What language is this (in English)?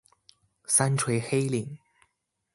Chinese